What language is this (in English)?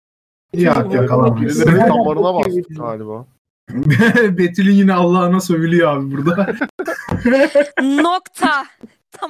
Turkish